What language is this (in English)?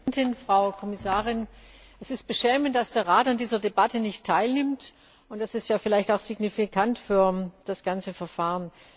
German